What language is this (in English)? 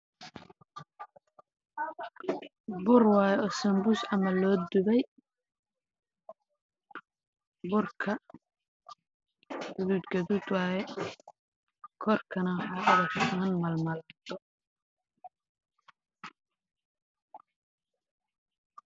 Somali